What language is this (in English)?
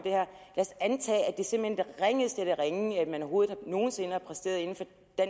Danish